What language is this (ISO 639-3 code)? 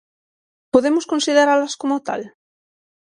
glg